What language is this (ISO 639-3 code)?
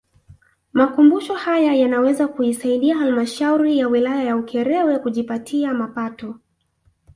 swa